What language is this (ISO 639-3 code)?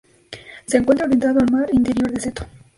spa